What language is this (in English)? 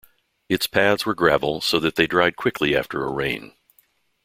English